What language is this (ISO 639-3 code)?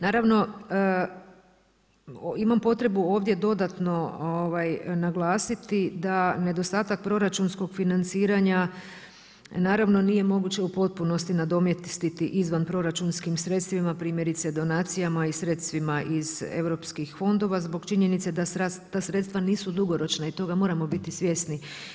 hrv